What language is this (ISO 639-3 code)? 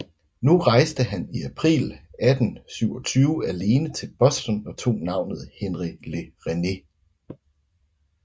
dan